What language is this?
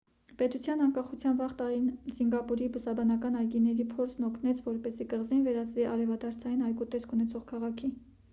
Armenian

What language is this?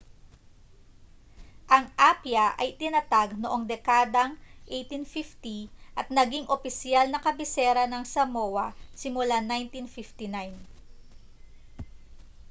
Filipino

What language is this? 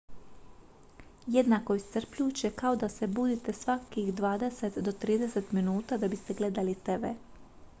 Croatian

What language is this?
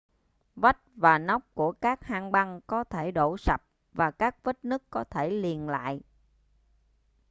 Vietnamese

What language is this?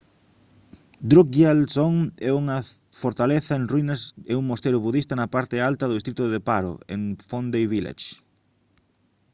Galician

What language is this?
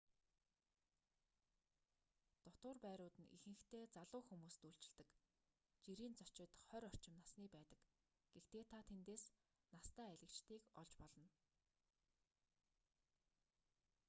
Mongolian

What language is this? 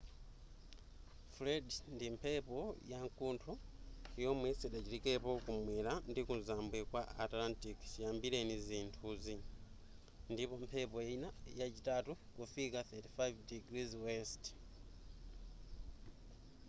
Nyanja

